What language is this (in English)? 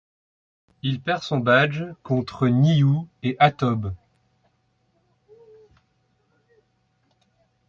French